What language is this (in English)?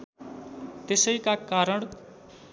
Nepali